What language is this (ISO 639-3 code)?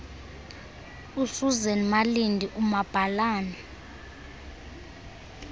xho